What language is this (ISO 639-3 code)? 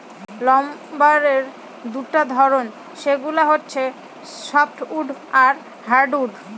ben